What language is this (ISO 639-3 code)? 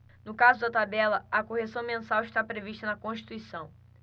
por